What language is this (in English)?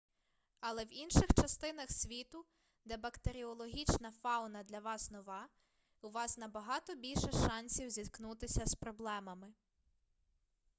Ukrainian